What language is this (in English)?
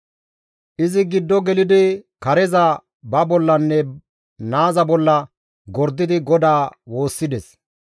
Gamo